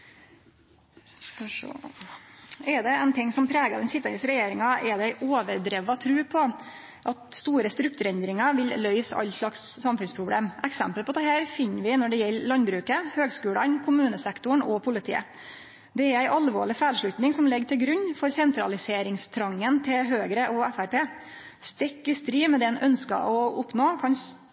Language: Norwegian Nynorsk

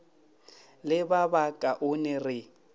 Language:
Northern Sotho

